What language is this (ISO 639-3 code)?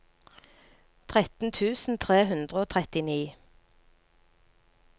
nor